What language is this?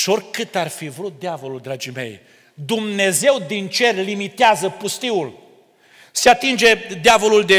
Romanian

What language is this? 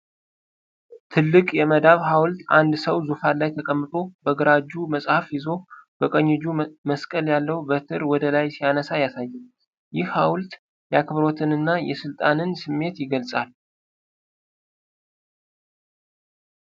Amharic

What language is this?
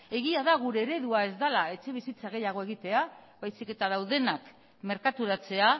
Basque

